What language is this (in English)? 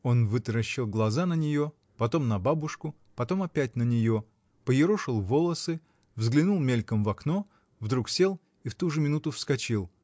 Russian